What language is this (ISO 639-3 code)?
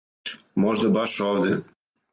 srp